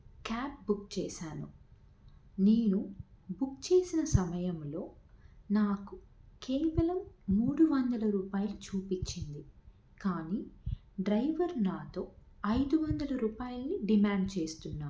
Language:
Telugu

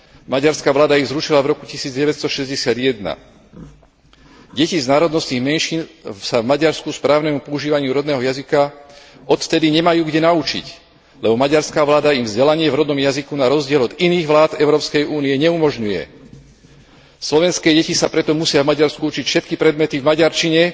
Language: Slovak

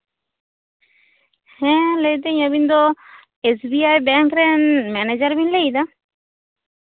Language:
Santali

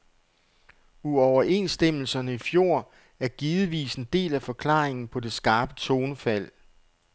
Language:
Danish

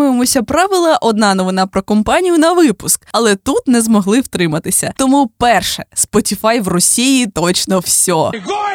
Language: Ukrainian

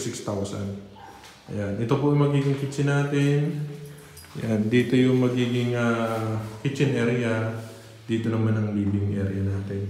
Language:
Filipino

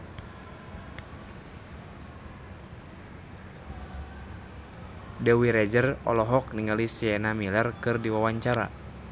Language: Sundanese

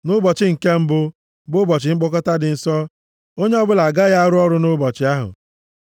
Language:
Igbo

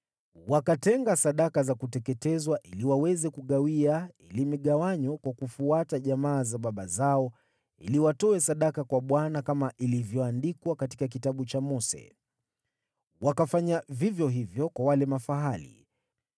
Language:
Swahili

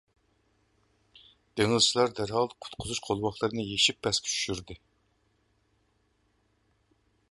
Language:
Uyghur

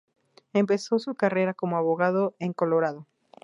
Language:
Spanish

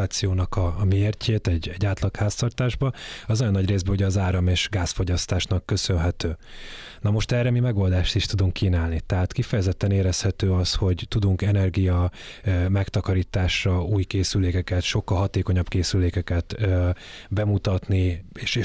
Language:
Hungarian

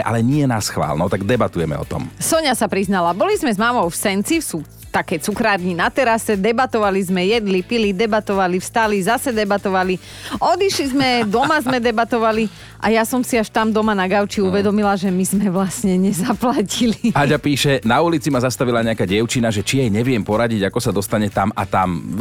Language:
Slovak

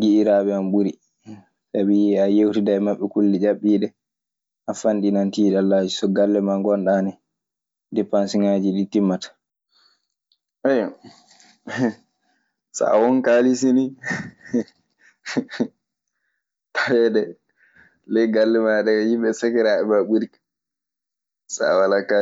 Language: Maasina Fulfulde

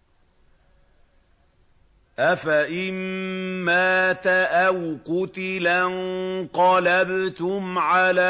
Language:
Arabic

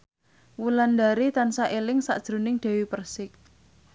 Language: Javanese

